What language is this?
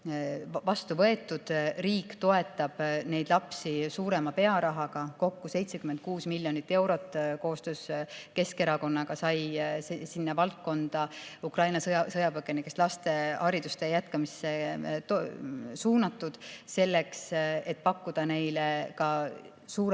Estonian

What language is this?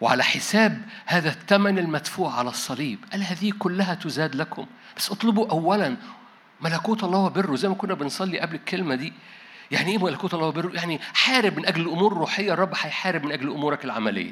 Arabic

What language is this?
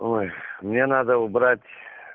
Russian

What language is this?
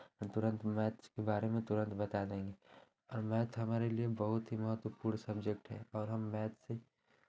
Hindi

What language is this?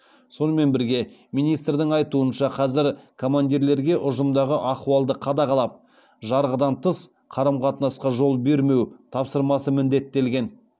Kazakh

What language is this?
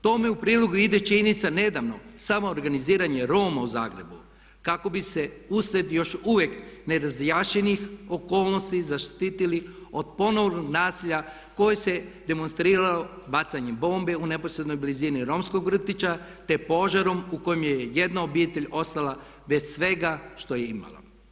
Croatian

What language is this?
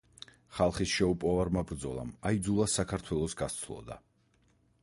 Georgian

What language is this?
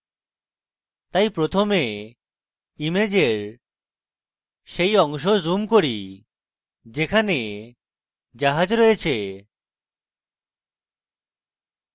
Bangla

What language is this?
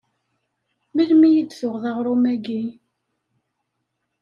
Kabyle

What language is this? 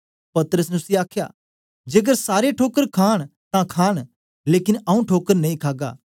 Dogri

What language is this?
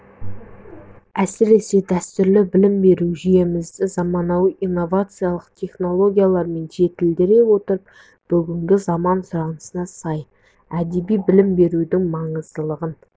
Kazakh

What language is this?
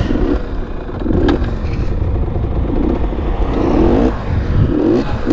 Finnish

